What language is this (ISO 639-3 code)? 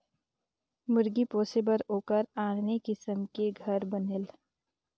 hne